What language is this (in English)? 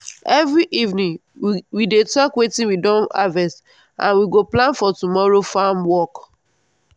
Nigerian Pidgin